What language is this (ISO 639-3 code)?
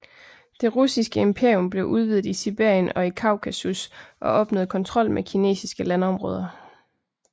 dan